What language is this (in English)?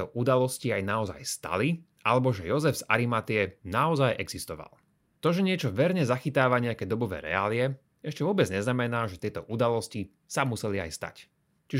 Slovak